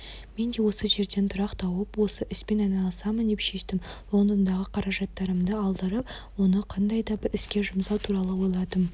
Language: Kazakh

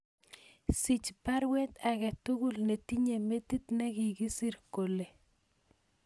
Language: Kalenjin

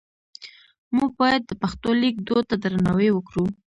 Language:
Pashto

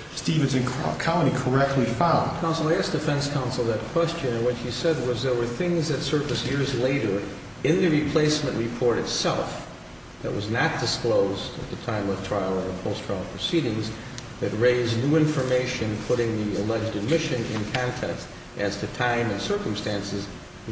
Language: English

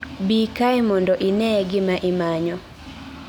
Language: Luo (Kenya and Tanzania)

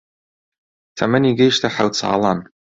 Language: Central Kurdish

